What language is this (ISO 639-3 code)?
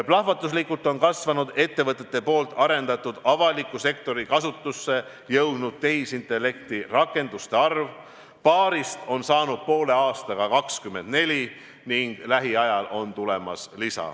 est